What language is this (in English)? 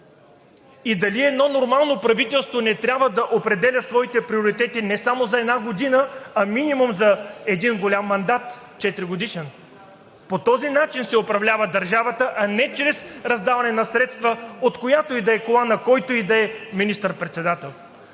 Bulgarian